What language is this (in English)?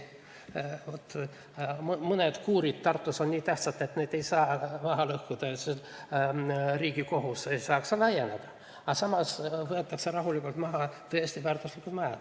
Estonian